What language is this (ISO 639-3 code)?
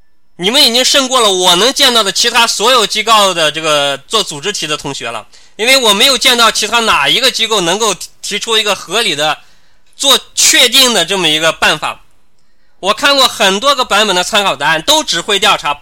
zho